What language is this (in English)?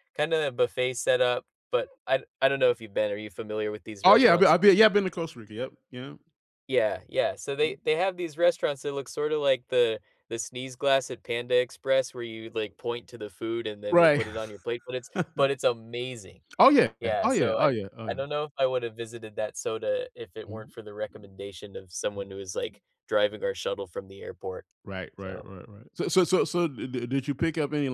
English